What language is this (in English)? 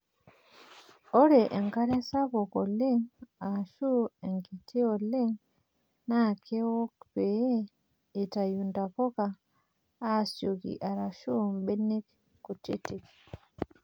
Masai